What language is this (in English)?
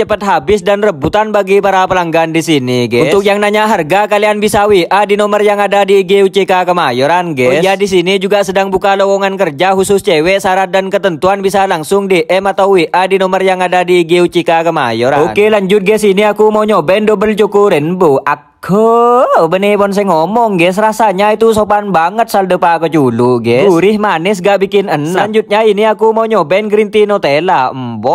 Indonesian